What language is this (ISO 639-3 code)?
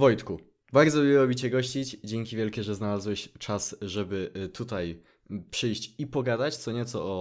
pol